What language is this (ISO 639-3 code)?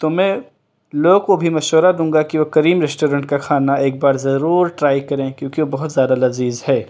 urd